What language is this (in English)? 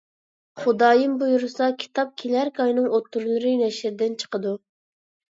Uyghur